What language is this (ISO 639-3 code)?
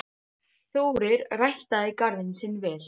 isl